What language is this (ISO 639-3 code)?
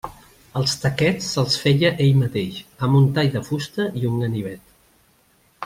cat